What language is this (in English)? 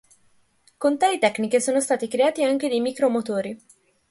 Italian